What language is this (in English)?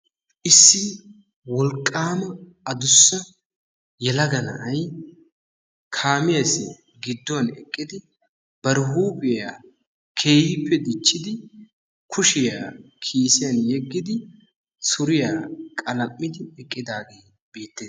Wolaytta